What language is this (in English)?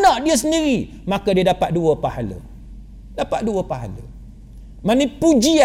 Malay